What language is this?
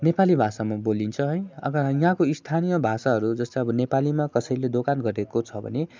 Nepali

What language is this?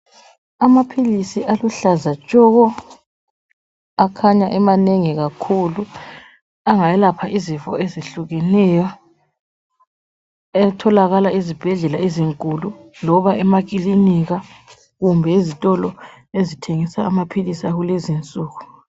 North Ndebele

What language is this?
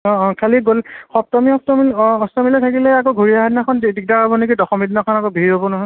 Assamese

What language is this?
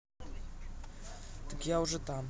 Russian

